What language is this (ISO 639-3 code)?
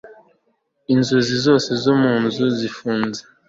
kin